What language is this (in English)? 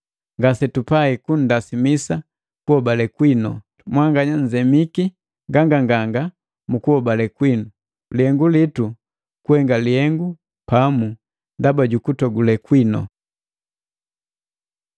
Matengo